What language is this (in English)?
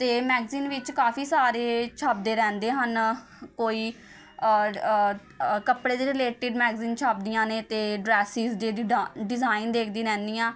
Punjabi